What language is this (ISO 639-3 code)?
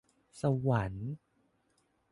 tha